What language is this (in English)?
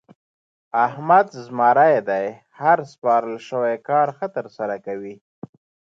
Pashto